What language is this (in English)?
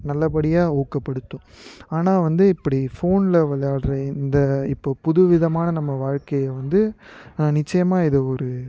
Tamil